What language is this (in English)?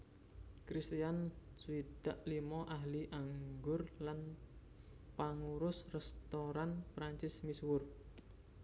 Javanese